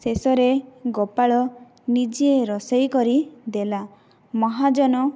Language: Odia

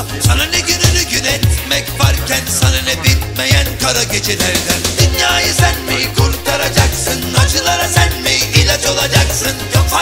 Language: Turkish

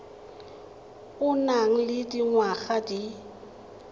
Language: Tswana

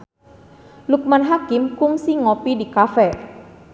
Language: Sundanese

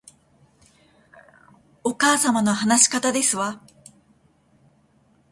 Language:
Japanese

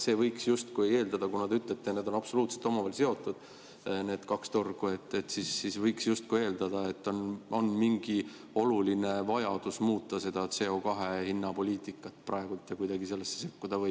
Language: Estonian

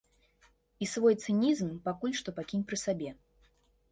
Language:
Belarusian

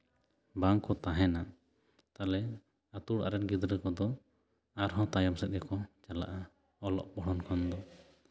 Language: Santali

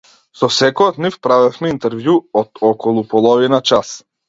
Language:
Macedonian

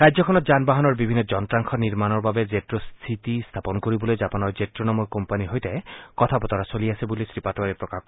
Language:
Assamese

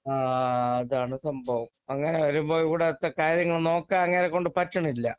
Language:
Malayalam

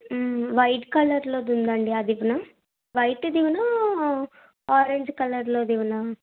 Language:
Telugu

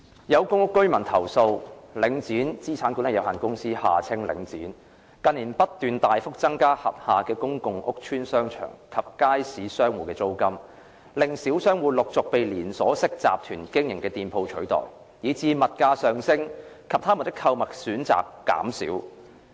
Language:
Cantonese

